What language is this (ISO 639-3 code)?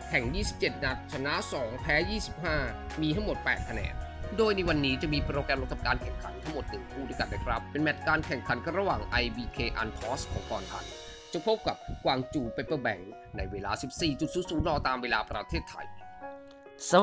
tha